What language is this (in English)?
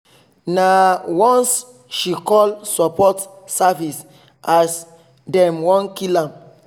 Nigerian Pidgin